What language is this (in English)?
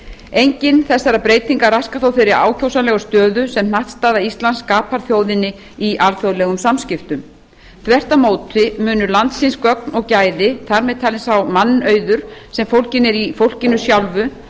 Icelandic